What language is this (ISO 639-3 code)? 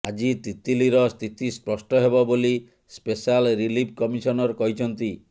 ori